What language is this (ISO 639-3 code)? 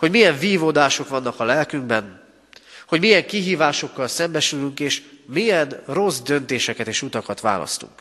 hun